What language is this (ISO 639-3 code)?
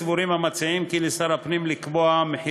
heb